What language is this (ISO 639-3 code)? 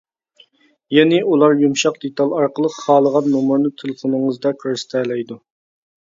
uig